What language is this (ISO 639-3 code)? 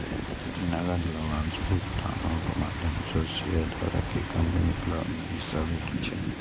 mai